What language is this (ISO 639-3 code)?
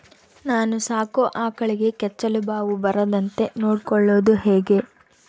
kan